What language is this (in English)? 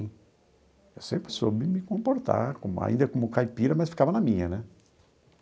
Portuguese